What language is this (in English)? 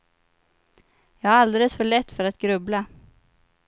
Swedish